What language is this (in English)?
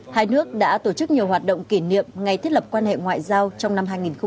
Vietnamese